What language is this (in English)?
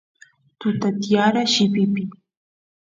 Santiago del Estero Quichua